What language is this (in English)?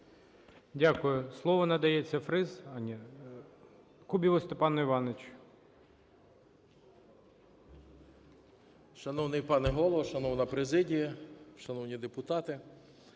Ukrainian